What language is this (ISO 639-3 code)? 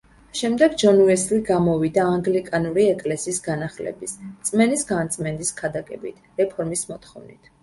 kat